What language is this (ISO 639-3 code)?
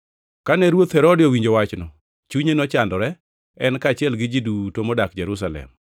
luo